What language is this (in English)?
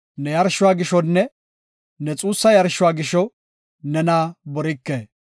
Gofa